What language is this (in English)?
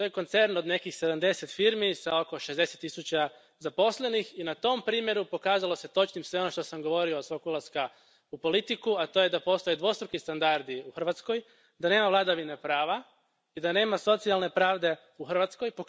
Croatian